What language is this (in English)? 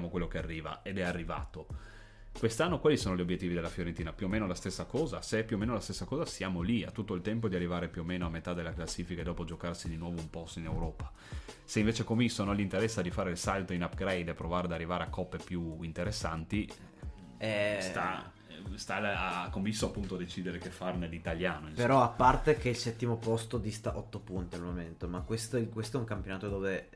Italian